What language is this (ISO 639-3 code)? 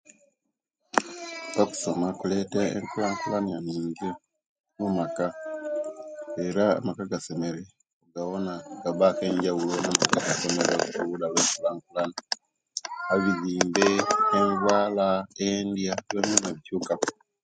lke